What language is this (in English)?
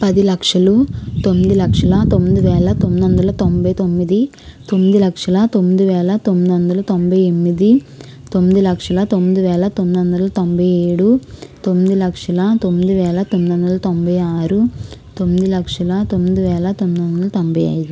Telugu